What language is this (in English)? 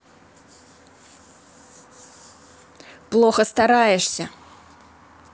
Russian